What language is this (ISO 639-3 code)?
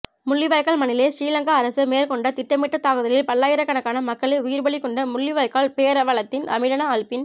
tam